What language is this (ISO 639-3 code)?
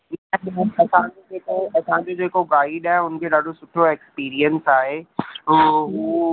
snd